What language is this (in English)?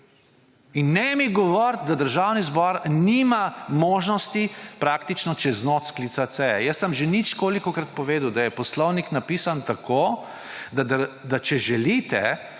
Slovenian